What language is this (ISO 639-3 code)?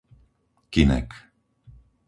slk